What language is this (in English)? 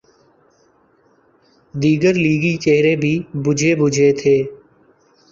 Urdu